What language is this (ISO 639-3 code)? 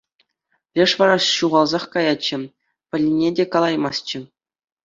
chv